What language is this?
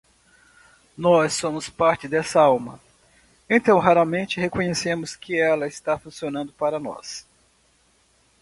Portuguese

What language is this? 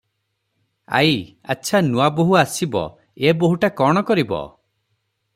Odia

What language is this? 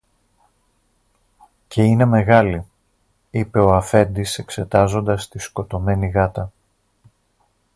Greek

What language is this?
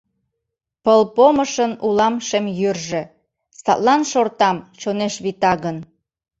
Mari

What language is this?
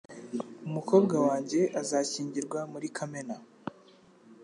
Kinyarwanda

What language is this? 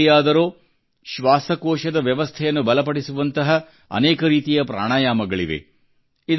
Kannada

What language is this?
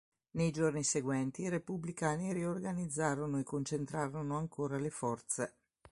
Italian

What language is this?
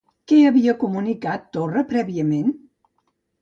Catalan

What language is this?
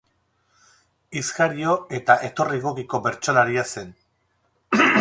Basque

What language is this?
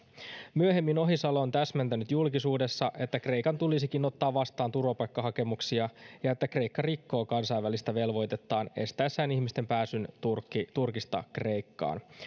Finnish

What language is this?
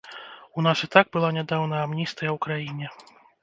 Belarusian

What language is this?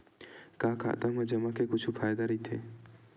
Chhattisgarhi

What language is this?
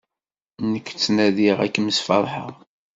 Kabyle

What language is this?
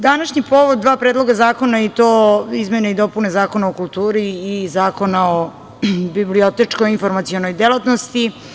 Serbian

